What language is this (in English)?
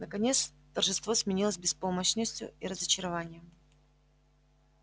Russian